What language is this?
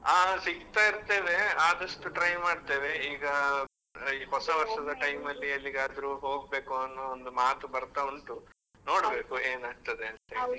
Kannada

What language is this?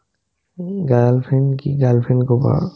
Assamese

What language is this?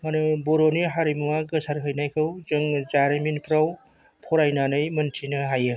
Bodo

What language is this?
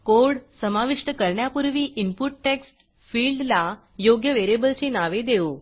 Marathi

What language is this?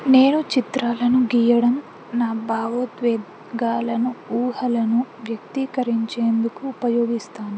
Telugu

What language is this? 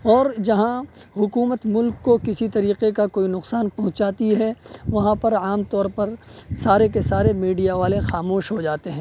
Urdu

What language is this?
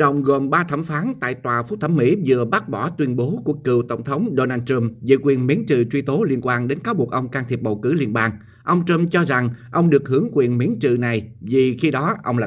Vietnamese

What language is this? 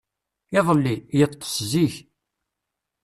Kabyle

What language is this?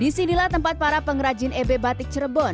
Indonesian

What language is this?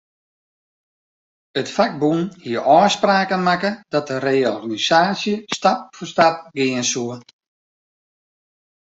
Western Frisian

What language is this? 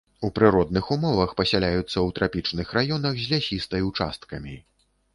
Belarusian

